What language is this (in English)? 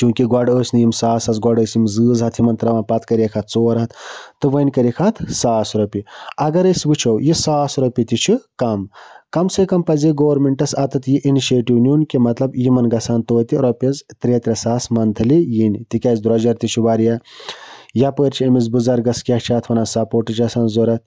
Kashmiri